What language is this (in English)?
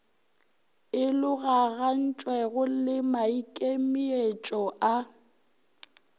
Northern Sotho